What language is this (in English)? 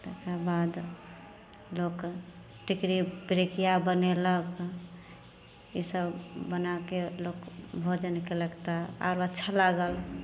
Maithili